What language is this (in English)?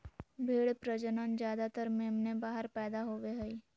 Magahi